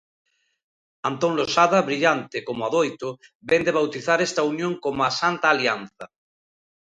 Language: Galician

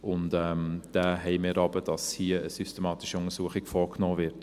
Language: Swiss German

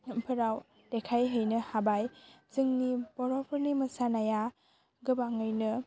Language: Bodo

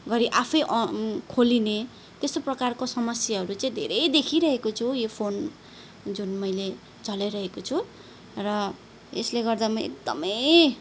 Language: Nepali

